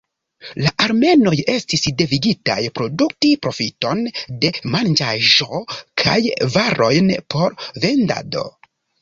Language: Esperanto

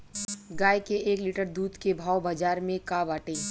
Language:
Bhojpuri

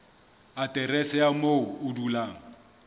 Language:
Southern Sotho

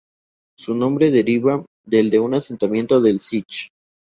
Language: Spanish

